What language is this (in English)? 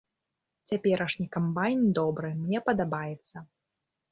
Belarusian